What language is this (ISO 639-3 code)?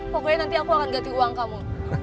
ind